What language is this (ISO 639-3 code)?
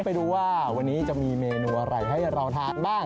tha